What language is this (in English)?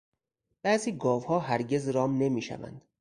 Persian